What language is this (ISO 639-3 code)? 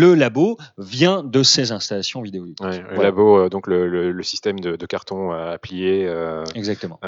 fra